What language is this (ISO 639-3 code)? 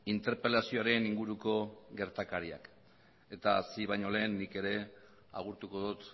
eus